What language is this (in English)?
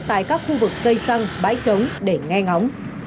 Vietnamese